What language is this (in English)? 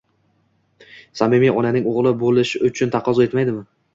Uzbek